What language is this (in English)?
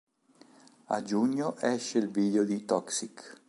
Italian